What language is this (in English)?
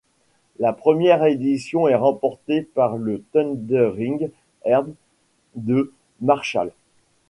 French